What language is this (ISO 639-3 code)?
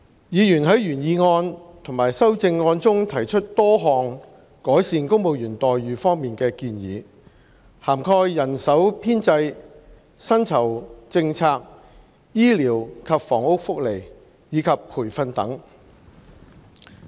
yue